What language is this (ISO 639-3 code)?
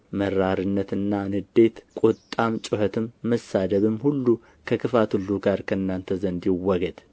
amh